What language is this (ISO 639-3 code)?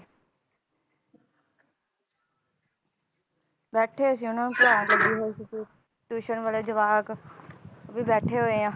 pan